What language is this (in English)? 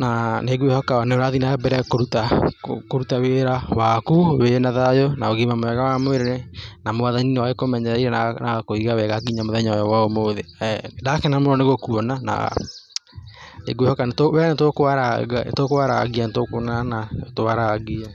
Kikuyu